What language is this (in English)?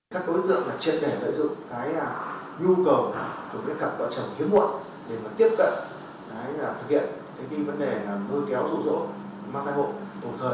Vietnamese